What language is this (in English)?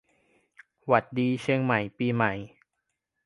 Thai